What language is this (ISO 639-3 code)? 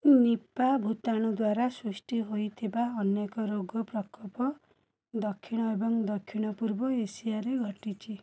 ori